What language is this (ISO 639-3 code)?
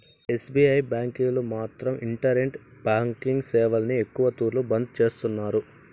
tel